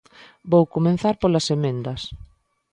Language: Galician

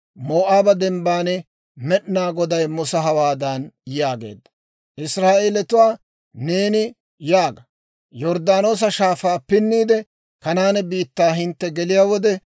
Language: Dawro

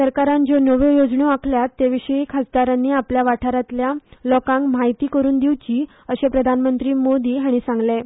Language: Konkani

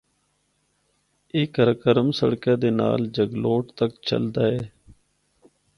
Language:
Northern Hindko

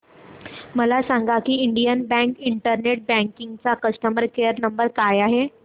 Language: Marathi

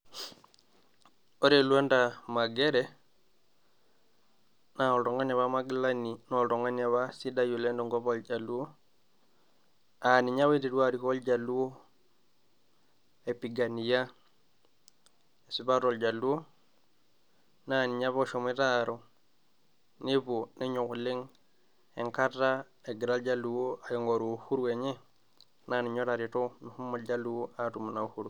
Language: Masai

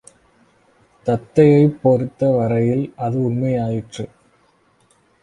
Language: Tamil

